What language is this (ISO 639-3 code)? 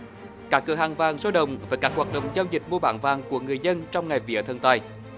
vie